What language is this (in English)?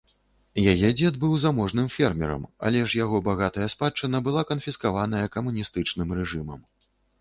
Belarusian